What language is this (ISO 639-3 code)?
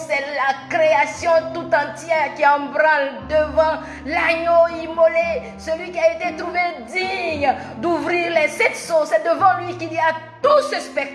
fra